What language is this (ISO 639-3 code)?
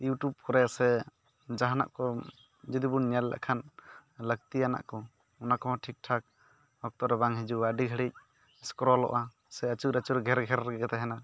sat